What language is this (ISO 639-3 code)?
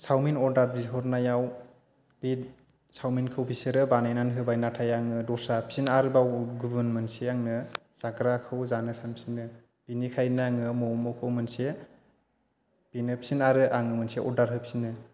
brx